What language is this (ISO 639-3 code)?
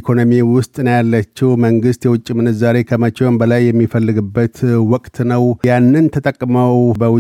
amh